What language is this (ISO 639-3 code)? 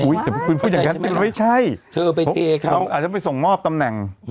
tha